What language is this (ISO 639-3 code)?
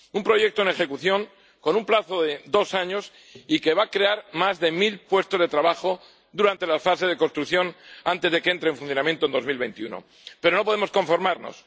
spa